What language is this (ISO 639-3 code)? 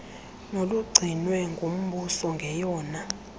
xho